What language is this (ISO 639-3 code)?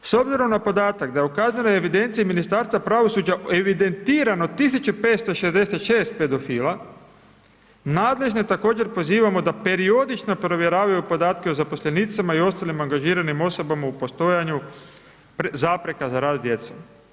hrv